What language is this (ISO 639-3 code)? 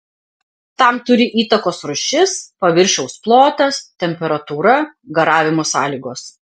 lit